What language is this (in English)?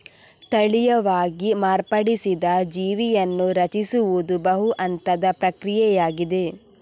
Kannada